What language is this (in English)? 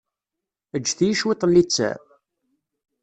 Kabyle